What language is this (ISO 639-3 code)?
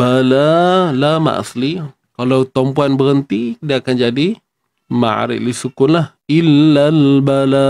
msa